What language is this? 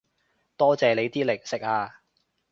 Cantonese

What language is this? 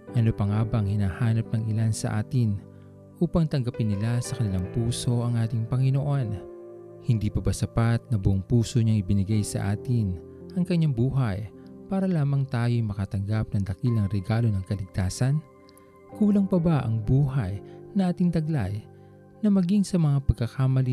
Filipino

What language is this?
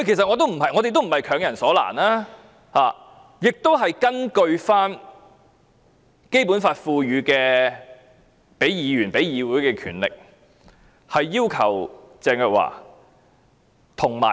Cantonese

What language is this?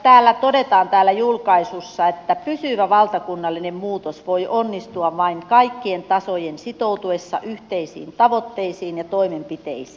Finnish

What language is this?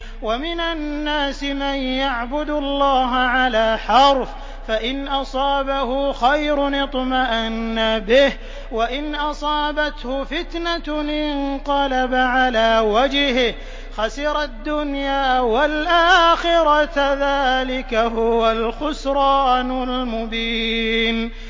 Arabic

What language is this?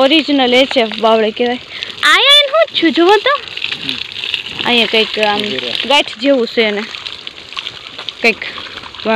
Romanian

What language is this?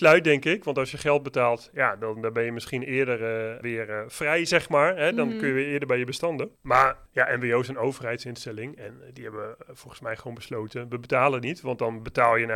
Dutch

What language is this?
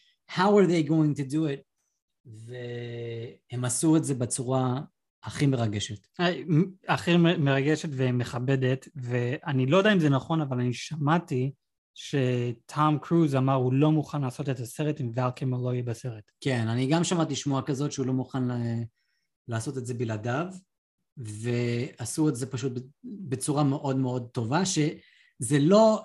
Hebrew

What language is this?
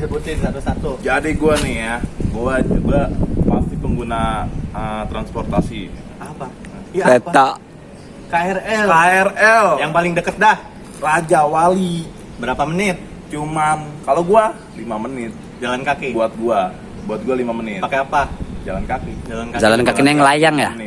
Indonesian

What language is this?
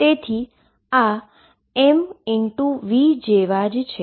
Gujarati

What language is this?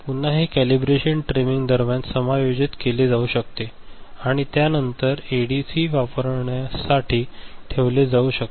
Marathi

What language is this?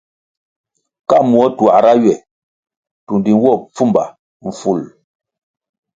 Kwasio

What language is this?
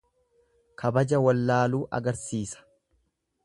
Oromo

